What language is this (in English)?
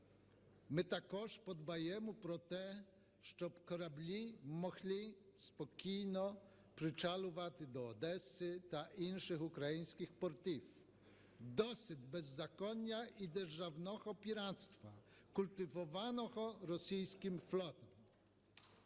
Ukrainian